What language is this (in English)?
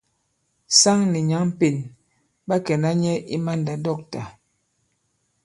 Bankon